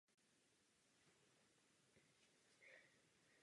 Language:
Czech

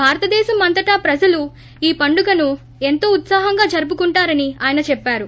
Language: Telugu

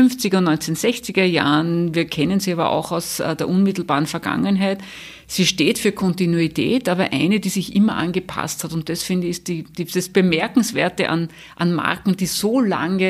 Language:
German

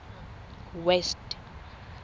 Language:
Tswana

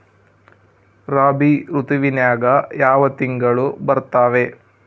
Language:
Kannada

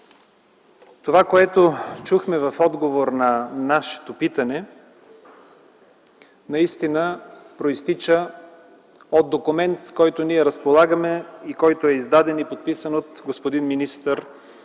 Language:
Bulgarian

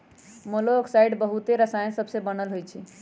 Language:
Magahi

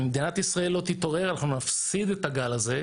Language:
Hebrew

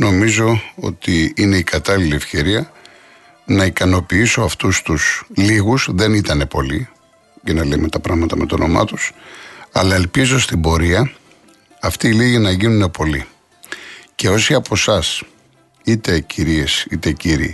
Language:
Greek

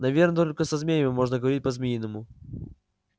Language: Russian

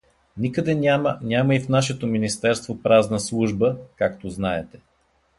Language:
Bulgarian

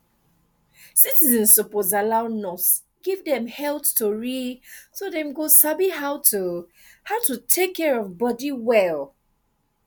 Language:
Nigerian Pidgin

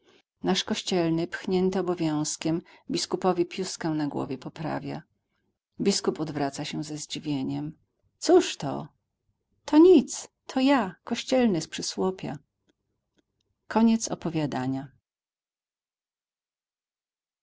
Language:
Polish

